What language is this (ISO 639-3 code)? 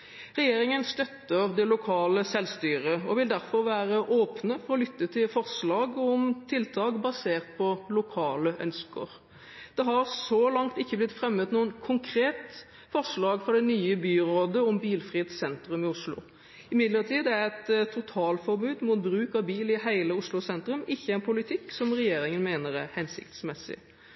nob